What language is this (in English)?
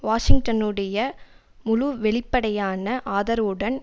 Tamil